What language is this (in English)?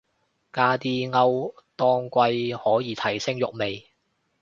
Cantonese